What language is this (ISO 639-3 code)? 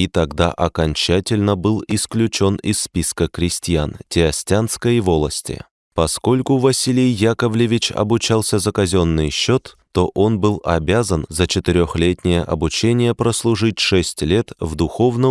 rus